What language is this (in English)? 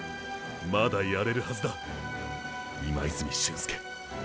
Japanese